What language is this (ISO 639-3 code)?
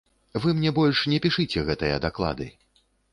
bel